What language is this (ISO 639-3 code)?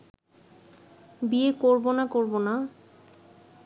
ben